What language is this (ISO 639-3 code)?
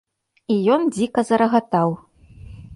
bel